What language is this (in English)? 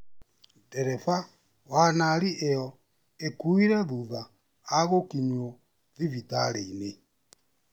Kikuyu